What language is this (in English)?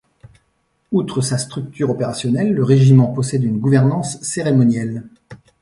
French